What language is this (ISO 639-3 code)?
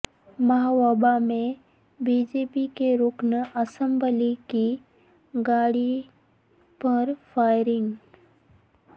urd